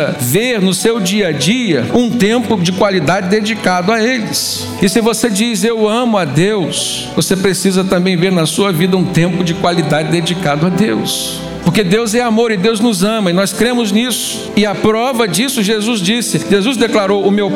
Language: Portuguese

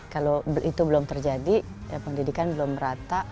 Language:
Indonesian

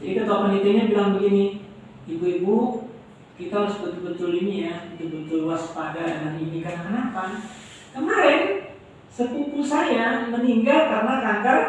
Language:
Indonesian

